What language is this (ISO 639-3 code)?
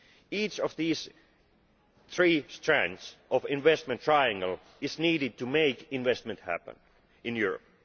eng